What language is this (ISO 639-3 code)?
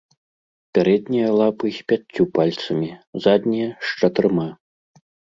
bel